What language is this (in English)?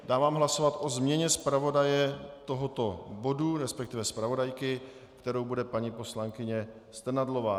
Czech